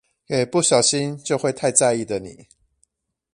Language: Chinese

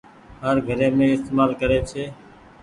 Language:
Goaria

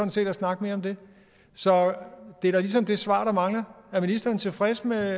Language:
Danish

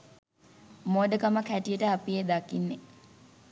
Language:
Sinhala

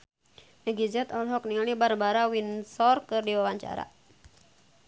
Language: Sundanese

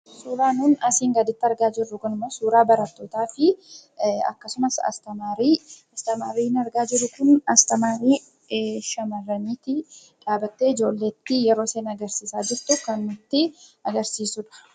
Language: Oromo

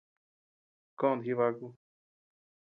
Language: Tepeuxila Cuicatec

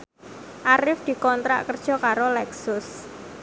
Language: Javanese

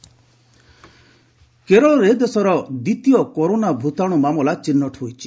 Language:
Odia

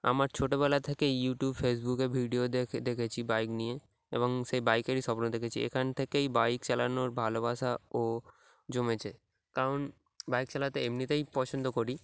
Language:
Bangla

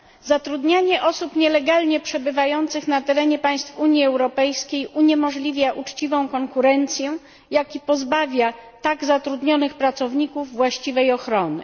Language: Polish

